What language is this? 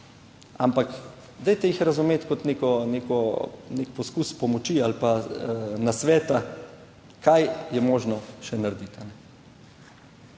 Slovenian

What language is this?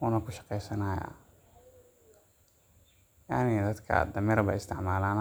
Somali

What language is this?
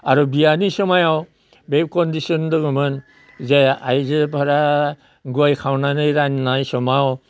Bodo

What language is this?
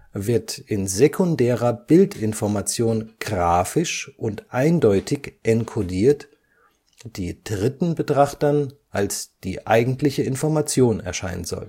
German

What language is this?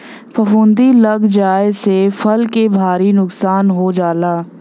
Bhojpuri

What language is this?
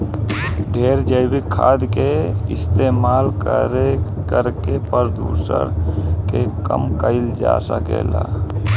Bhojpuri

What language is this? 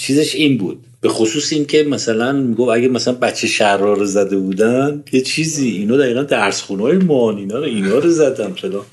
Persian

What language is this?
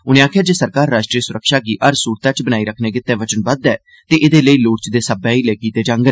Dogri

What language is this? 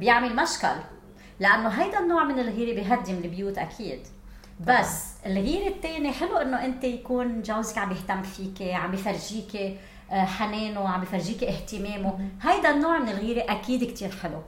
Arabic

